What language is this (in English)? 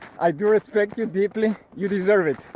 English